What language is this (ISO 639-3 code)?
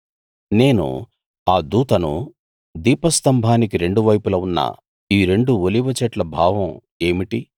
tel